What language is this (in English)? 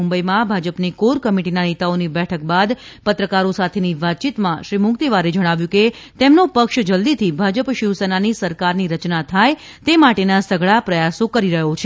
Gujarati